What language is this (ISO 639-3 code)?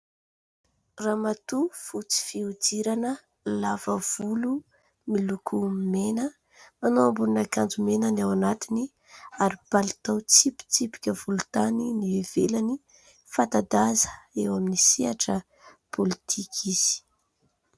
mlg